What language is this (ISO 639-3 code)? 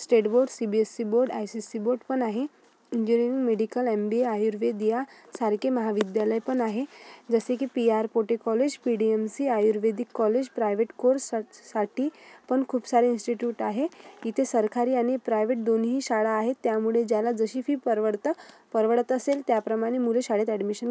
mar